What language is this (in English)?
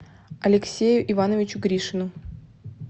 Russian